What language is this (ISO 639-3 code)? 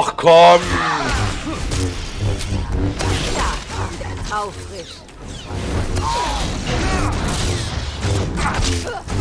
deu